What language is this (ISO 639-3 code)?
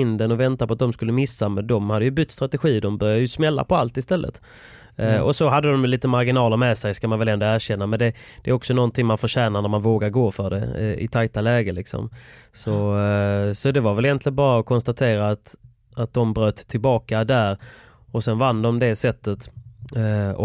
swe